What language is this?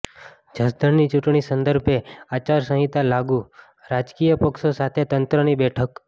Gujarati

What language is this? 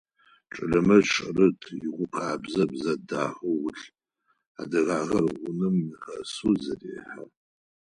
Adyghe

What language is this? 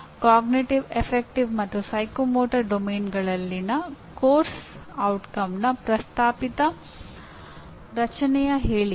Kannada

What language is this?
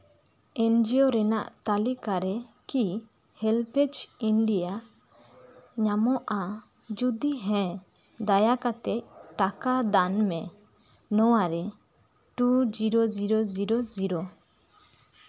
Santali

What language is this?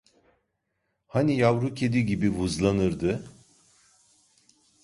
Turkish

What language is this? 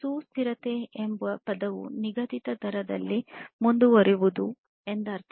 Kannada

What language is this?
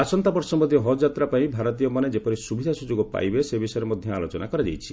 Odia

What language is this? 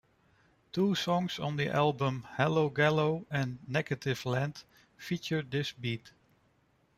English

